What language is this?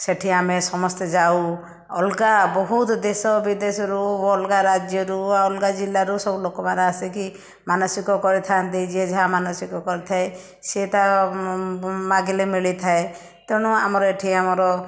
Odia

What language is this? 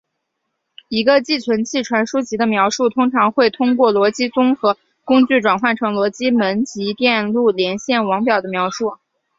Chinese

